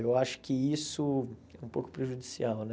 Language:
Portuguese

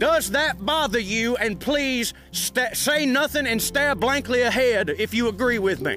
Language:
English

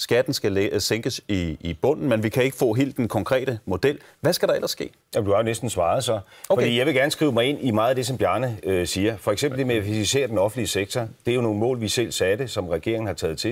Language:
Danish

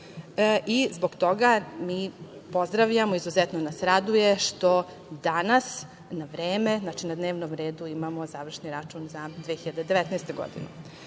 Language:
Serbian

